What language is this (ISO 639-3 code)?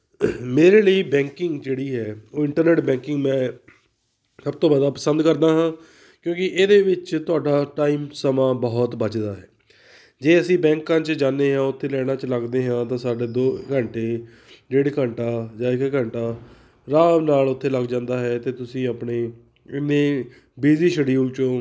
pan